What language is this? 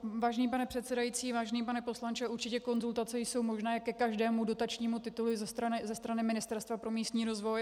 Czech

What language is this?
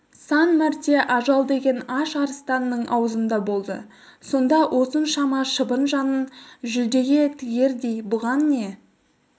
Kazakh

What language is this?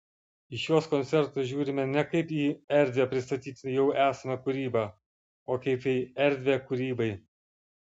Lithuanian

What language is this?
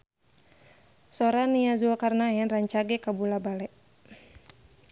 Sundanese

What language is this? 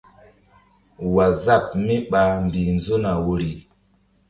Mbum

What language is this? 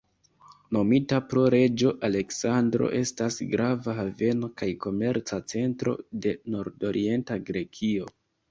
Esperanto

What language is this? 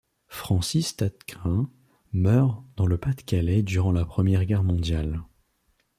French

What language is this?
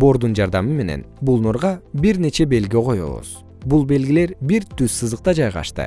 Kyrgyz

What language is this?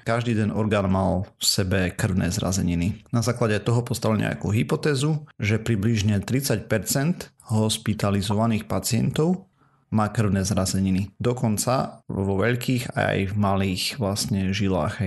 Slovak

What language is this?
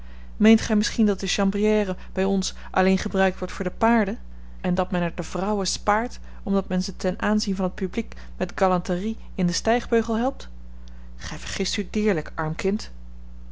Dutch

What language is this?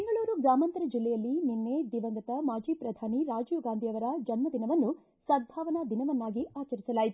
Kannada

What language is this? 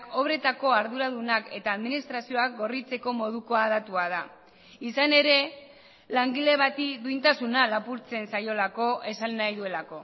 Basque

